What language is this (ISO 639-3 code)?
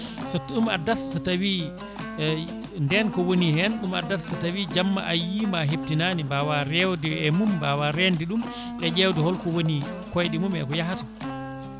ful